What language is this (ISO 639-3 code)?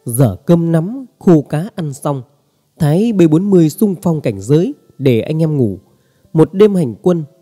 vie